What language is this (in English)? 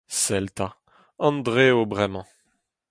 Breton